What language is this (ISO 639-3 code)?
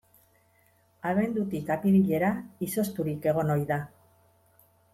eus